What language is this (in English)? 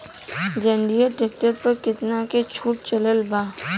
Bhojpuri